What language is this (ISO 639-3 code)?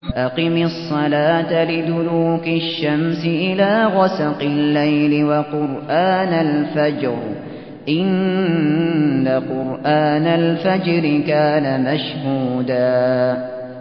ara